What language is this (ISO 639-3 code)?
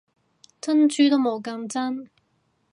yue